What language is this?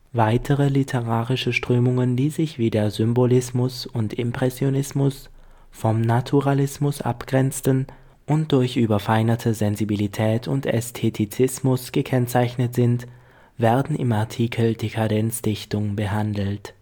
German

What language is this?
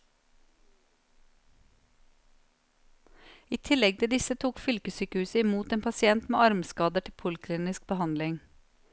Norwegian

